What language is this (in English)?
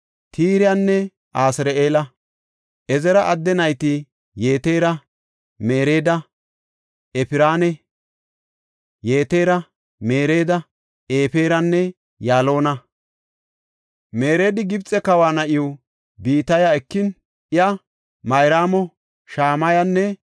Gofa